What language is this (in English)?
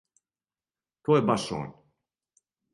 Serbian